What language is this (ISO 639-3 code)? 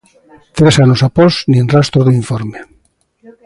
glg